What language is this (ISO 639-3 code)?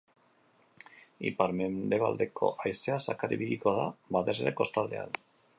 eus